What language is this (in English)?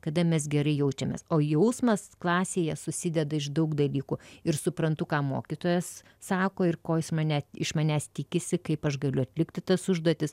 Lithuanian